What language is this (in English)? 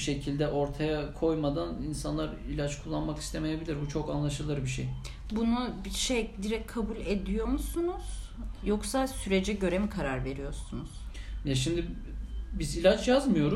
Turkish